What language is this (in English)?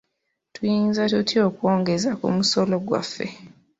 Ganda